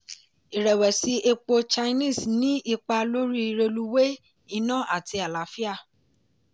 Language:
Yoruba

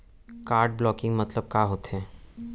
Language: Chhattisgarhi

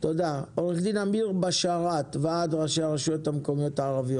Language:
Hebrew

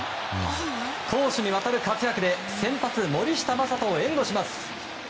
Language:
Japanese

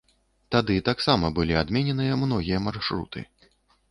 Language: Belarusian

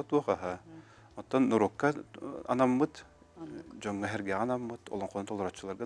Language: Turkish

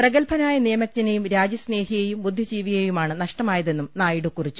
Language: Malayalam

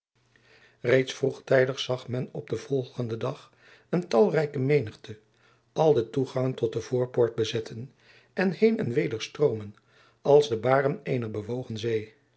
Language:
Dutch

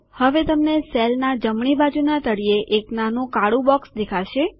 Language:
Gujarati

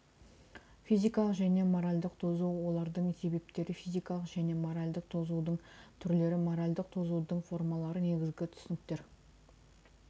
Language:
Kazakh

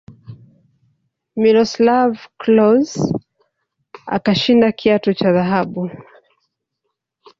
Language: Swahili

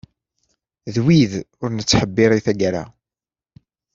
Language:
Kabyle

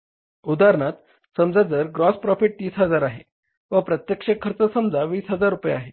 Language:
Marathi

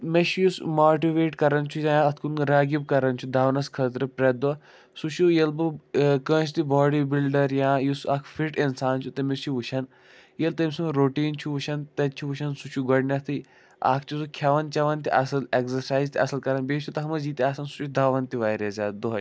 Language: Kashmiri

